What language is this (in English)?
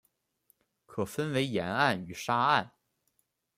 Chinese